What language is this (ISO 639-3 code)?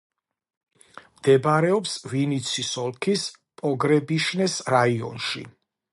kat